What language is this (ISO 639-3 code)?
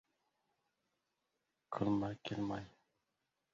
uzb